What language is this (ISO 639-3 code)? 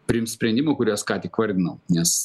lit